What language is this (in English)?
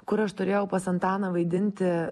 Lithuanian